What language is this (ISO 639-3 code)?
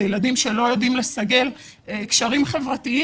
heb